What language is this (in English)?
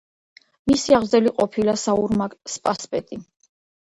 Georgian